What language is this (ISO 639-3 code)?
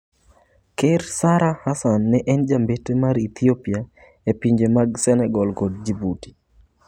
luo